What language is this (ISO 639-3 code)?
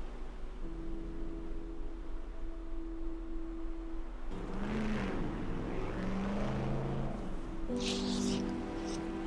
eng